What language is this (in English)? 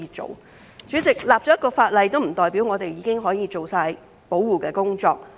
Cantonese